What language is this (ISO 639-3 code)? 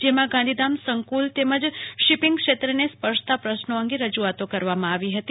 guj